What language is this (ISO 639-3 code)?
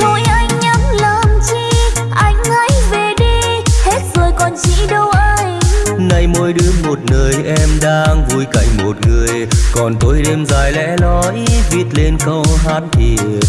vie